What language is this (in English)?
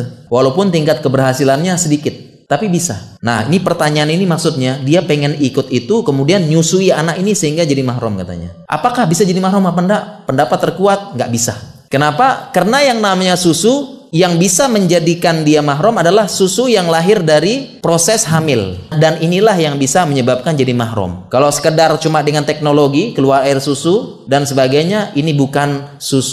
Indonesian